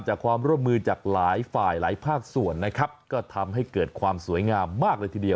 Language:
Thai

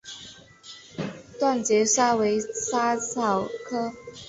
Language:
Chinese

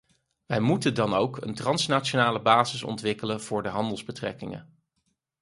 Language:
Dutch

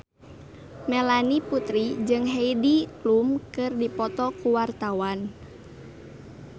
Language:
Sundanese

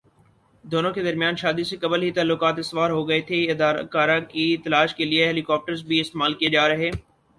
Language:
Urdu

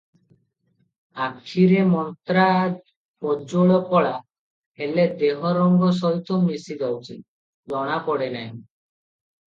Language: Odia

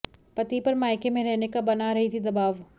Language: Hindi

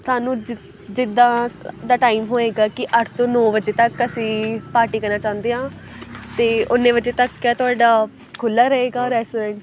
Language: Punjabi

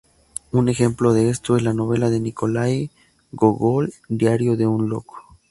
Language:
Spanish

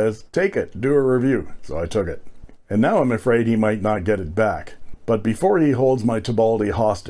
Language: English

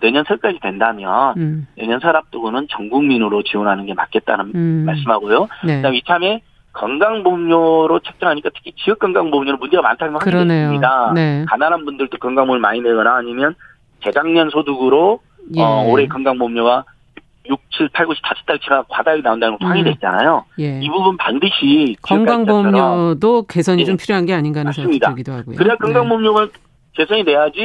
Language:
Korean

